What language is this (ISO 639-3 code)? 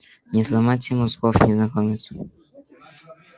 rus